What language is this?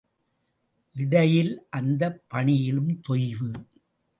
Tamil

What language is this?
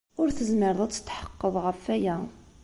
Kabyle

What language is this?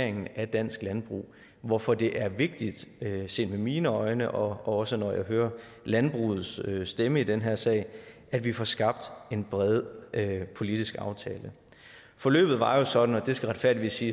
Danish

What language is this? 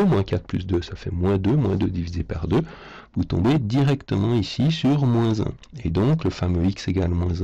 French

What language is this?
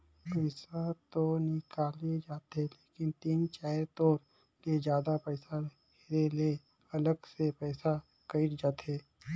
Chhattisgarhi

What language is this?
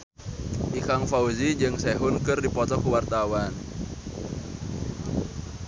Sundanese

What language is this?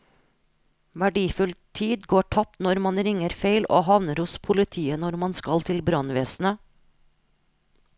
Norwegian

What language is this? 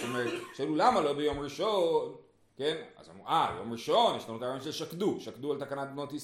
Hebrew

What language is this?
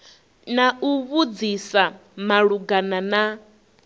Venda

